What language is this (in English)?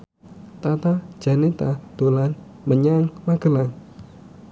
Javanese